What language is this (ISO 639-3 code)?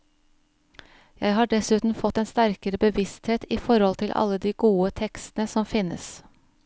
nor